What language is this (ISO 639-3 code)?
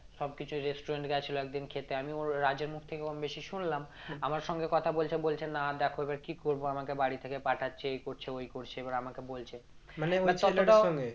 ben